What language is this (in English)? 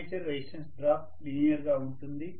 Telugu